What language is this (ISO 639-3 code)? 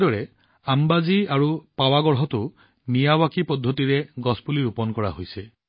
asm